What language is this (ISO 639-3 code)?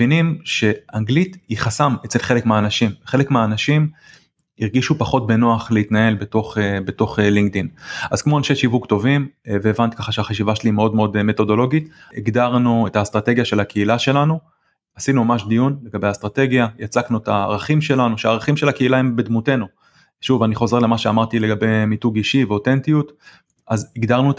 heb